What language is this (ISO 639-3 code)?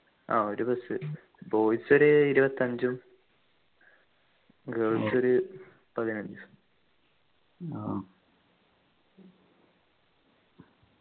mal